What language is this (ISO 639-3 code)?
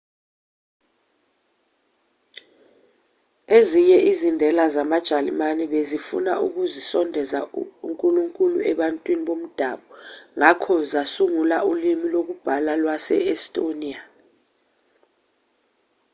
zul